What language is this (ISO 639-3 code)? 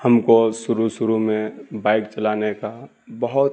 urd